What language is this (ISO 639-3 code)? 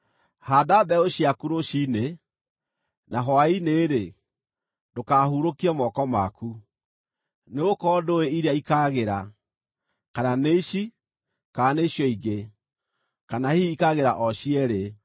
kik